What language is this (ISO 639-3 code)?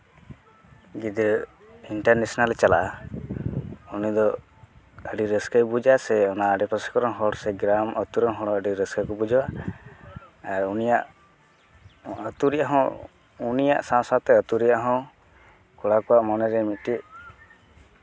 sat